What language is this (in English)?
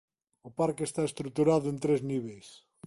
Galician